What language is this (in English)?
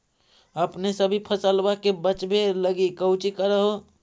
Magahi